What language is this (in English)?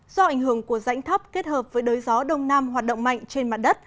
Vietnamese